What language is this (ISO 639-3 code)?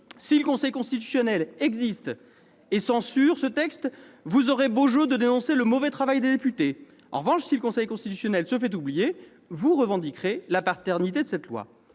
fra